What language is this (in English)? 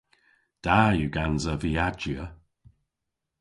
Cornish